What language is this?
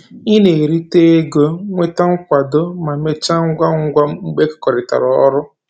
Igbo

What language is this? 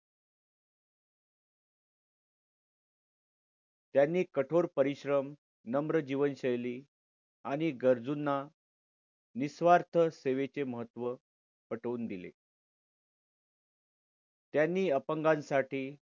Marathi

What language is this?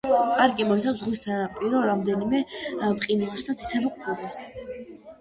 Georgian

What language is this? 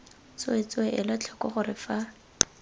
Tswana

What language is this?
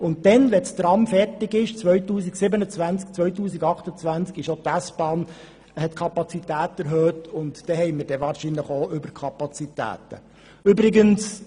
Swiss German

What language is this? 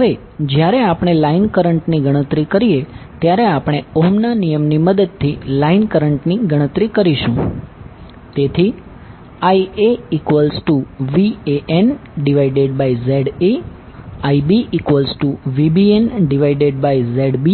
Gujarati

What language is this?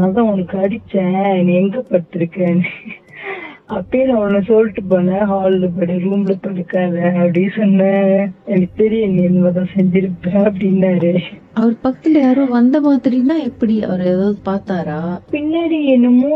Tamil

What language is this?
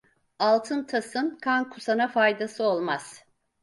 Turkish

